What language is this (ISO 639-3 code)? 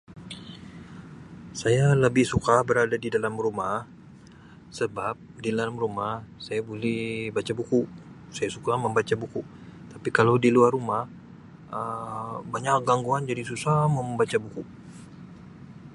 msi